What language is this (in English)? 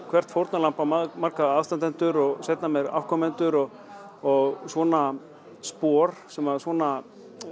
Icelandic